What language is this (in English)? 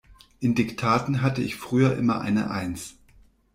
German